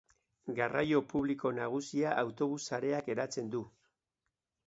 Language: Basque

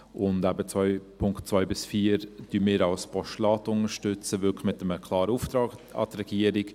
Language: Swiss German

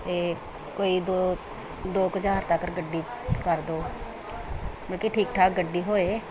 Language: Punjabi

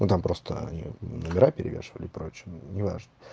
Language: Russian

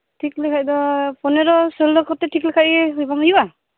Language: Santali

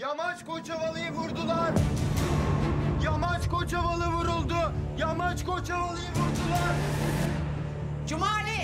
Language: Turkish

